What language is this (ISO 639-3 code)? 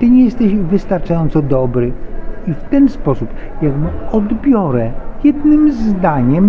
pol